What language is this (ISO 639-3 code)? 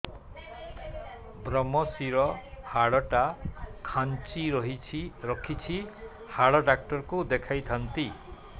ori